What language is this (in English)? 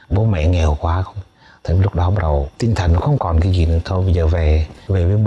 Vietnamese